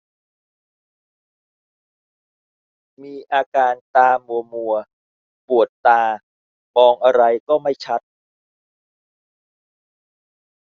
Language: Thai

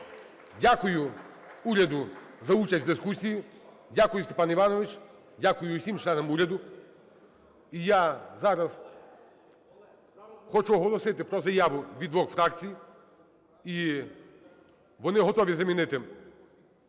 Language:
Ukrainian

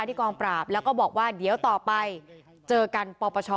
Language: Thai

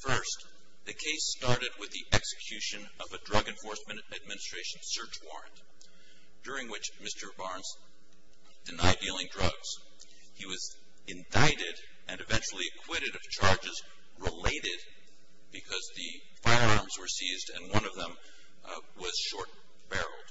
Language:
English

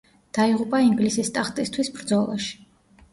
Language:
Georgian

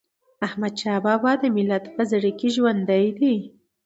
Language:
Pashto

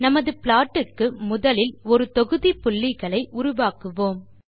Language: Tamil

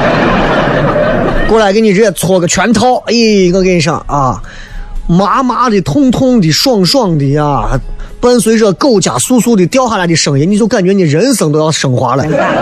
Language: Chinese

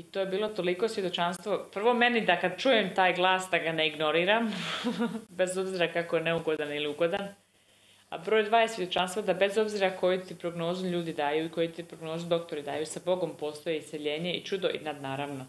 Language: Croatian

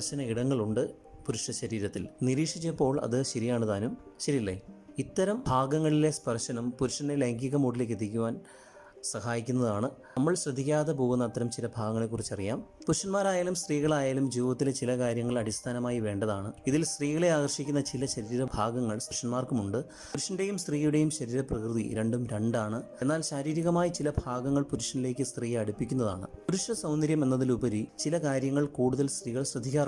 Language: Malayalam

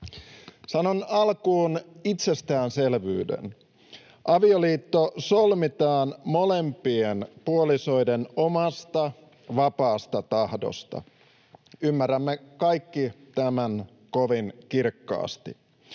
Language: Finnish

